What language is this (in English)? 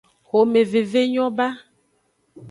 Aja (Benin)